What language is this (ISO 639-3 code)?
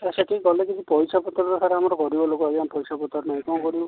ori